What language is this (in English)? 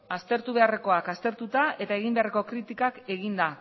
Basque